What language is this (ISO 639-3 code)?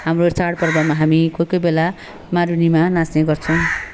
nep